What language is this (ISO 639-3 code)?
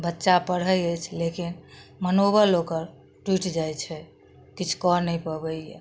mai